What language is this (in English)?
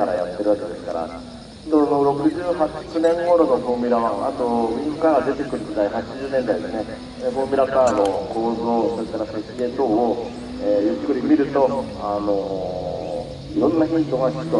Japanese